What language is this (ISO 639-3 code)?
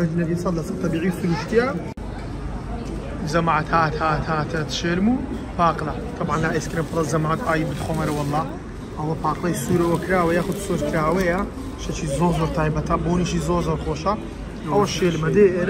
ara